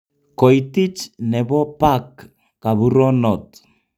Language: Kalenjin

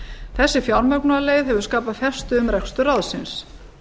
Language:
Icelandic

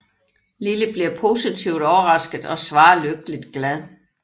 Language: Danish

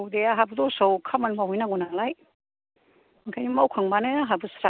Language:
Bodo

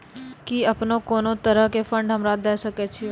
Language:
Maithili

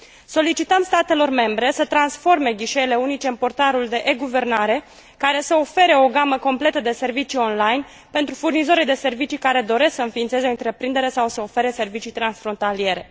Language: Romanian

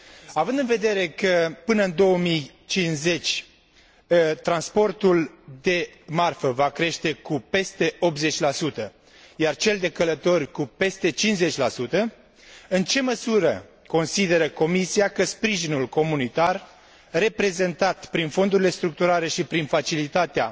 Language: Romanian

